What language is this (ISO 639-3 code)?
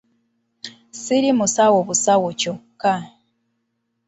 lug